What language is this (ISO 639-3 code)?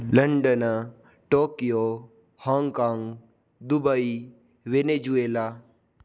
san